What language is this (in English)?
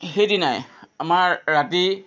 Assamese